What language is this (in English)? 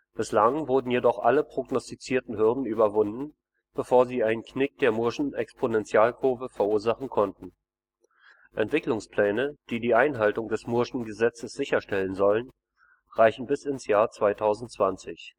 German